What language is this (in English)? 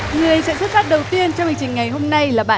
Vietnamese